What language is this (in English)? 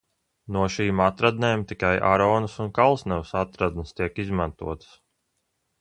Latvian